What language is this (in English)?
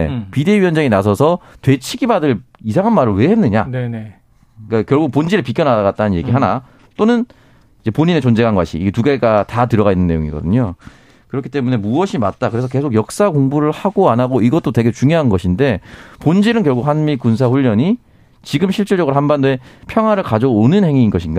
Korean